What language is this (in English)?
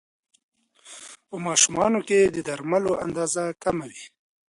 Pashto